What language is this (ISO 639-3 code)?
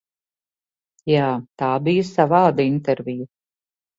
lav